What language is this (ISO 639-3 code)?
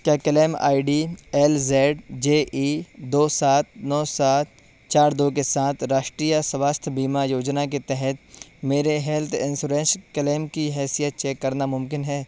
urd